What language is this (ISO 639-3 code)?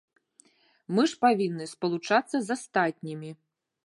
bel